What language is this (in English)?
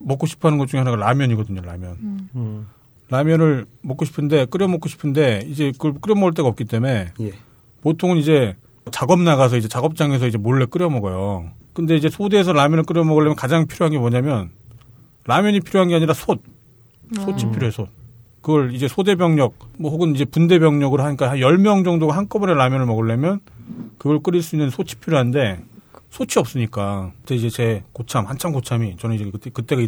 Korean